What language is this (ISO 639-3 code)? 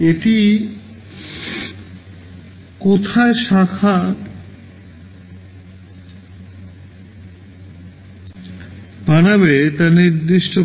ben